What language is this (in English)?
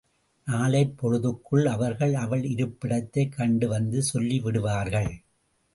Tamil